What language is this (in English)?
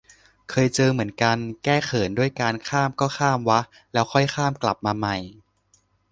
Thai